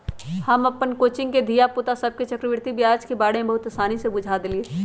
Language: Magahi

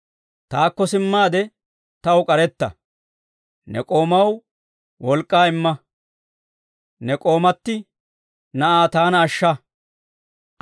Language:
Dawro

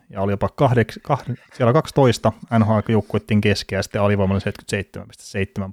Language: Finnish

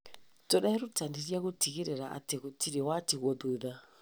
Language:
Kikuyu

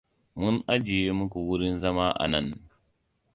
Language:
Hausa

